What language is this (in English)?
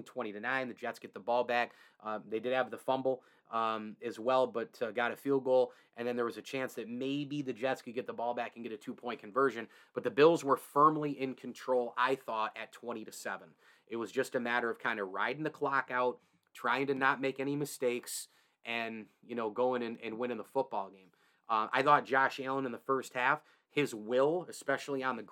English